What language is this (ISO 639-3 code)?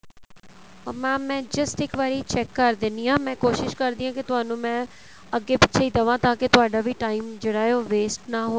pan